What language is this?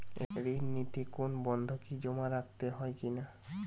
Bangla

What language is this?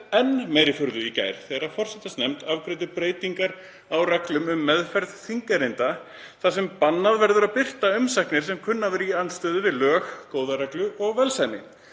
Icelandic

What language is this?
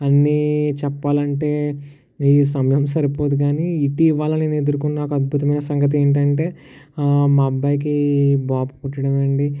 Telugu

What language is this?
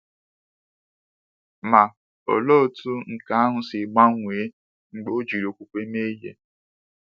Igbo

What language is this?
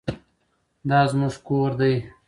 Pashto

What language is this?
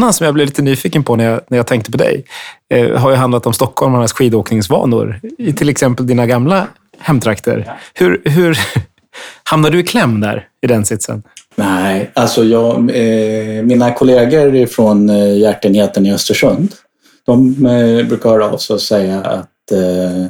Swedish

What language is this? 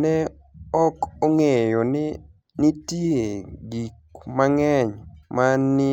Luo (Kenya and Tanzania)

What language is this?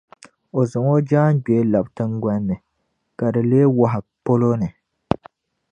Dagbani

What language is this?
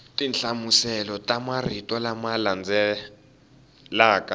Tsonga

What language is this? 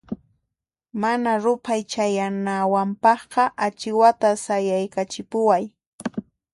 Puno Quechua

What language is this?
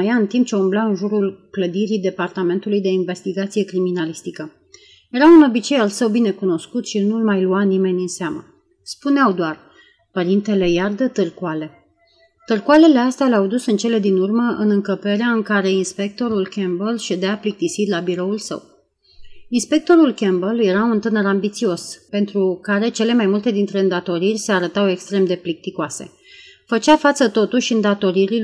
Romanian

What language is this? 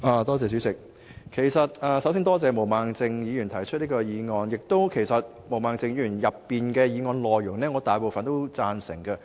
Cantonese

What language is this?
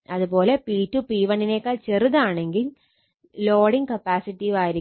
Malayalam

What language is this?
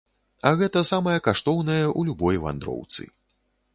Belarusian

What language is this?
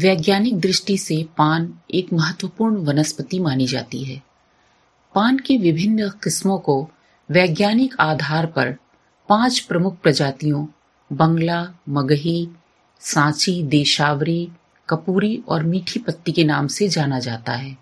Hindi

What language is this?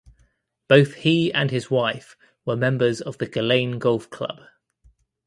English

